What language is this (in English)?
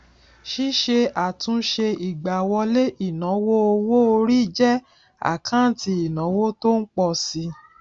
Yoruba